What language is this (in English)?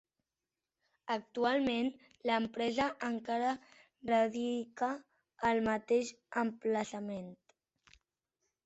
Catalan